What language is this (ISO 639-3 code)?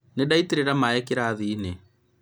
kik